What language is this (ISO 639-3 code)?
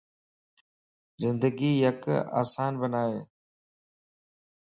lss